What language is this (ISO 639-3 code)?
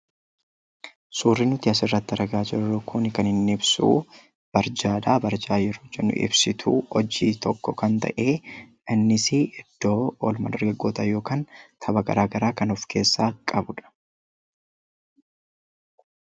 orm